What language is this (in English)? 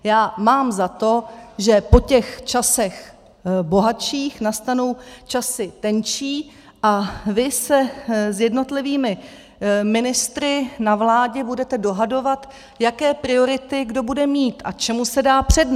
Czech